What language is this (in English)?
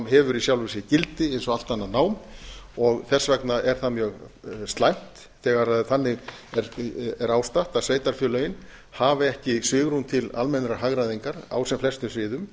Icelandic